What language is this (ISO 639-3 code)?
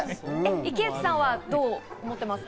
jpn